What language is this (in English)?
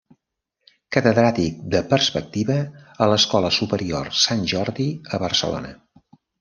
Catalan